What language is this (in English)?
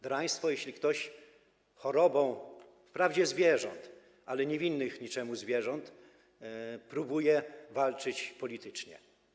Polish